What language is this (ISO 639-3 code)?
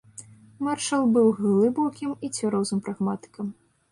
bel